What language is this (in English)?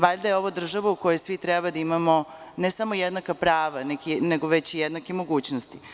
Serbian